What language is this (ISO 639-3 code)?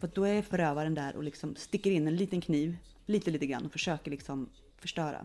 swe